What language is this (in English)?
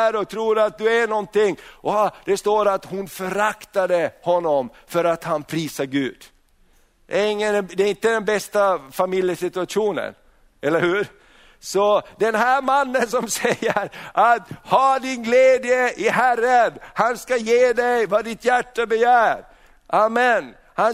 Swedish